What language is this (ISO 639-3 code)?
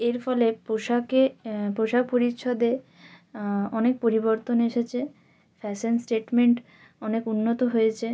ben